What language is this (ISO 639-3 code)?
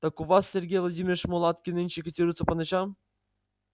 rus